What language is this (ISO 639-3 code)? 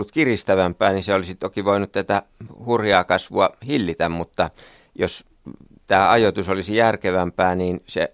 fin